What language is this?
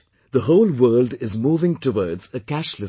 English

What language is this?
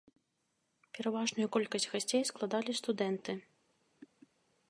Belarusian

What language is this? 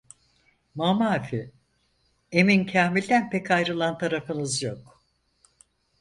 Turkish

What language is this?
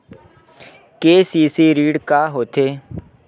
Chhattisgarhi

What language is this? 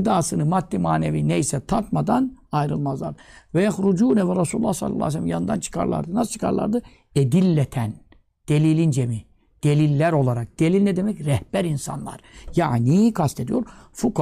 Turkish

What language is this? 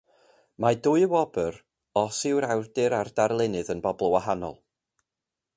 Welsh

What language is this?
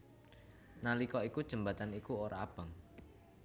Javanese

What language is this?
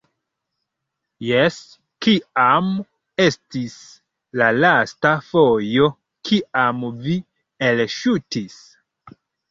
Esperanto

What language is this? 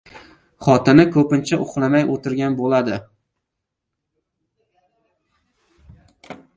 Uzbek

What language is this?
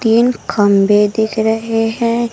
Hindi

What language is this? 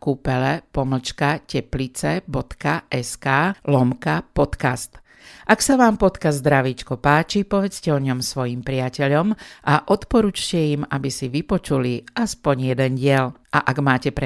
Slovak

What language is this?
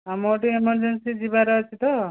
Odia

